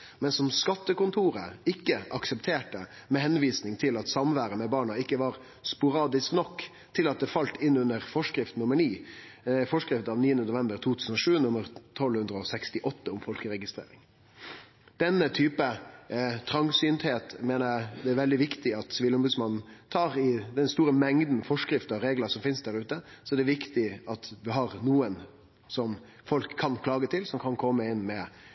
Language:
Norwegian Nynorsk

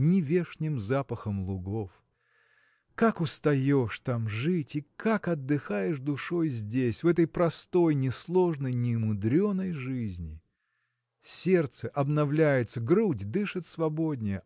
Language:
Russian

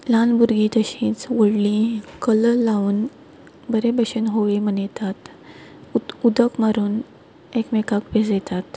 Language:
Konkani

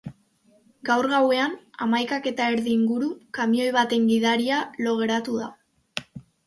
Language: Basque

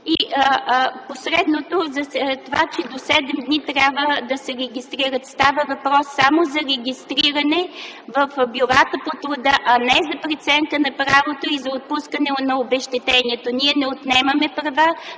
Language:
Bulgarian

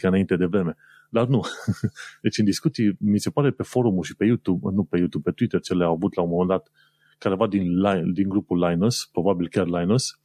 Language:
Romanian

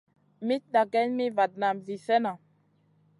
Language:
Masana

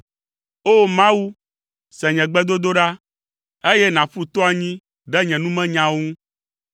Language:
Ewe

